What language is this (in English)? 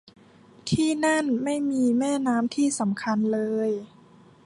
Thai